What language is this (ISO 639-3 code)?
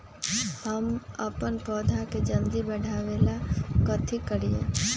mag